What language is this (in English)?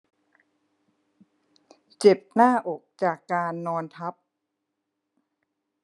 Thai